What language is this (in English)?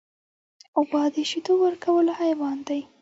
Pashto